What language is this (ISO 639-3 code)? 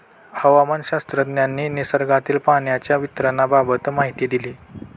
mar